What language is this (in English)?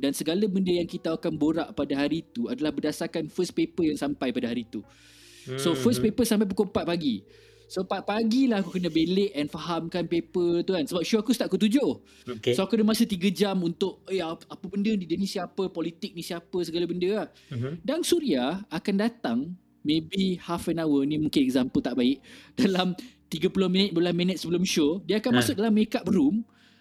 Malay